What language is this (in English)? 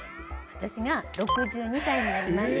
Japanese